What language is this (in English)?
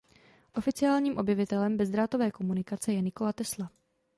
Czech